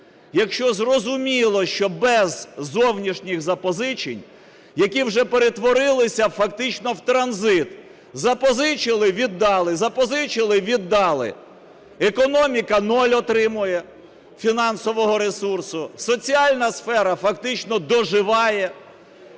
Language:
Ukrainian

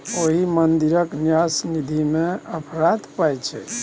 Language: Maithili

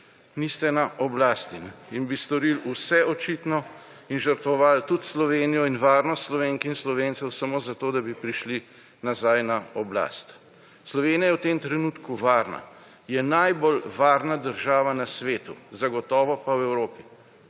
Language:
Slovenian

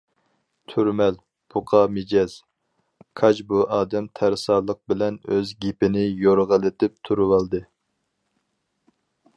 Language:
Uyghur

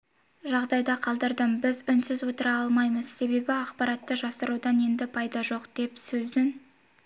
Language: Kazakh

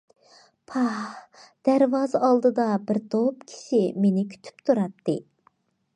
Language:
Uyghur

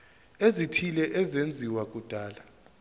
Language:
Zulu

